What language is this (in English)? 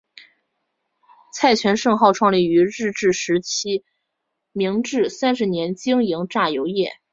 Chinese